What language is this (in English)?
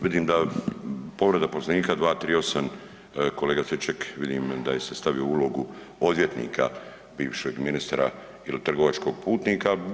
Croatian